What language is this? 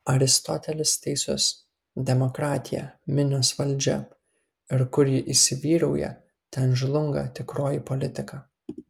Lithuanian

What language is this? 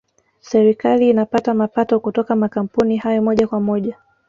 Swahili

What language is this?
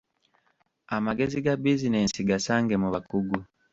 Ganda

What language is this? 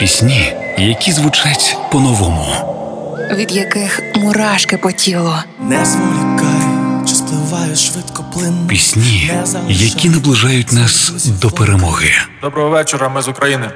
Ukrainian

